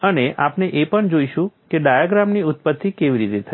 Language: Gujarati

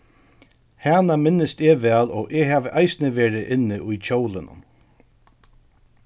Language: Faroese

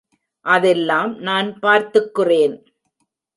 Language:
Tamil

